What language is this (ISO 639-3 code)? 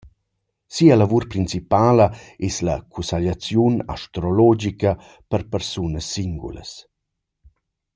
roh